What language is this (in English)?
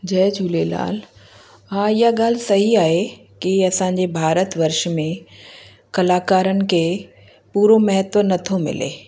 Sindhi